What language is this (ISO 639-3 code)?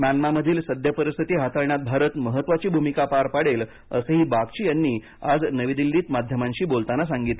mar